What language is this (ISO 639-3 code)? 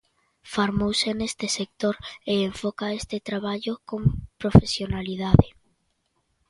glg